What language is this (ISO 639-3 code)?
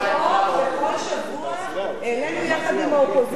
heb